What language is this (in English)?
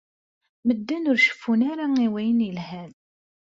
Kabyle